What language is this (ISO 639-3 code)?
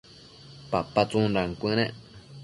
mcf